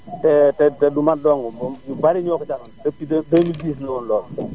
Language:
Wolof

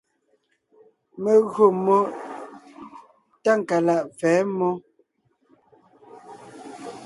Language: Ngiemboon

